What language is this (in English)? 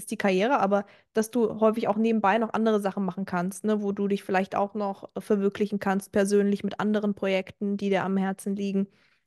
German